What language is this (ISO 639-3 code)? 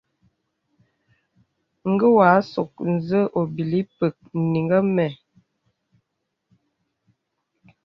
beb